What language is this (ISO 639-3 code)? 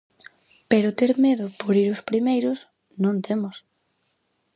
glg